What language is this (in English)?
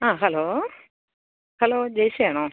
Malayalam